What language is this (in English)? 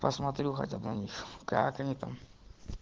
Russian